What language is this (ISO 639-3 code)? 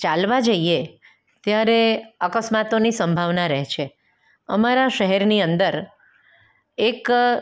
guj